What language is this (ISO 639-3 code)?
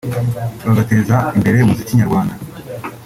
kin